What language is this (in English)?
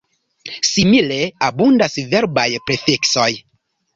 Esperanto